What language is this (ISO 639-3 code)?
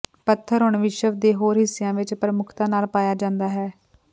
pan